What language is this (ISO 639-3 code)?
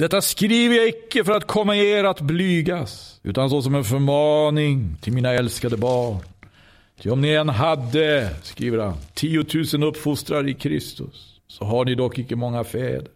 swe